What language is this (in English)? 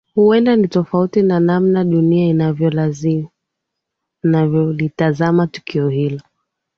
Swahili